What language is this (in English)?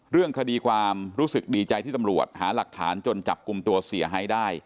Thai